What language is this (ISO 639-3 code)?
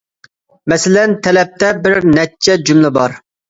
uig